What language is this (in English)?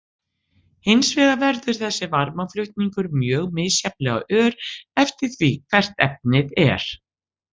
Icelandic